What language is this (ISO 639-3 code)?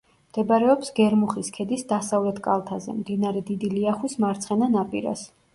kat